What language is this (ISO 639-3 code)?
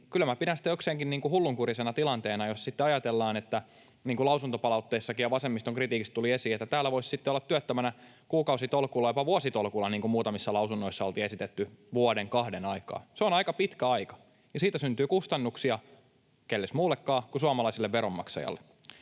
fin